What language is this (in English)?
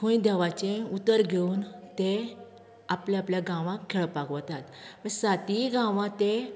Konkani